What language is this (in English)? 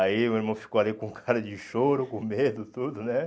Portuguese